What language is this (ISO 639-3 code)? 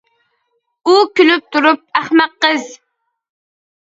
uig